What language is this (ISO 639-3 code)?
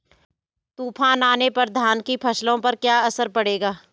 hin